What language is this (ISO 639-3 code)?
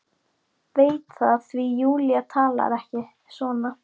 isl